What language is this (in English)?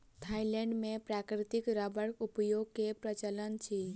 Maithili